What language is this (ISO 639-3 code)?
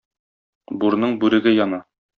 tat